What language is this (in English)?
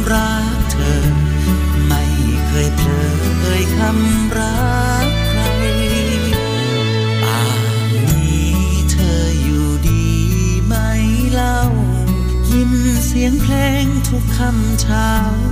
Thai